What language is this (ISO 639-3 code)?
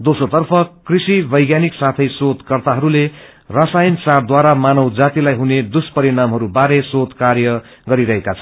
nep